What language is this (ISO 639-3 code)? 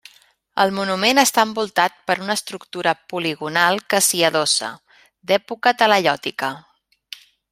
cat